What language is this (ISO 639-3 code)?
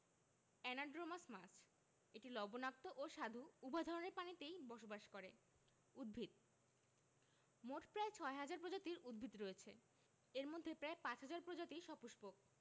ben